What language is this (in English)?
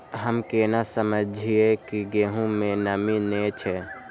Maithili